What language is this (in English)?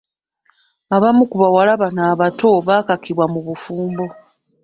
Ganda